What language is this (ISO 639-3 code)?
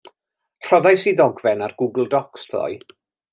cym